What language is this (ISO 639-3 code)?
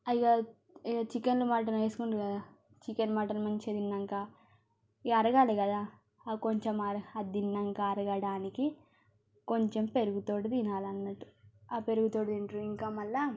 tel